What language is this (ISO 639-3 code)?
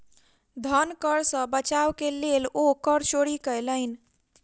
mai